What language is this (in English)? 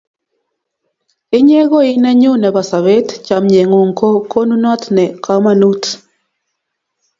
Kalenjin